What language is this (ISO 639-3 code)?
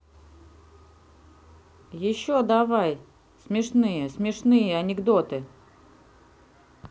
rus